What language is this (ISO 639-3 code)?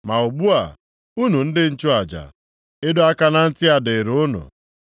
ibo